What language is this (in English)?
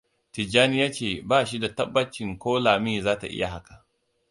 Hausa